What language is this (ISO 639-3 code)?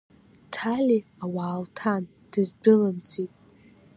abk